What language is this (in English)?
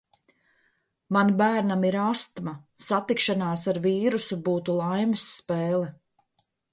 Latvian